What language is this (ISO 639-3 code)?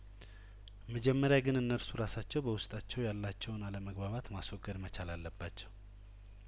amh